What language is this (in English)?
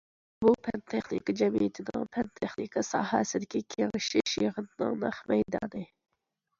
Uyghur